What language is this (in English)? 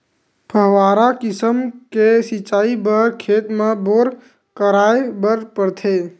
Chhattisgarhi